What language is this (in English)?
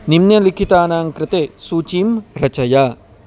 Sanskrit